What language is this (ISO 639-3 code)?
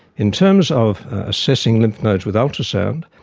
eng